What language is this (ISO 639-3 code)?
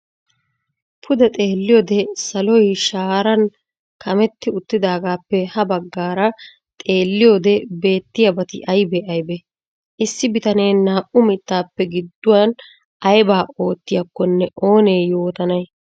wal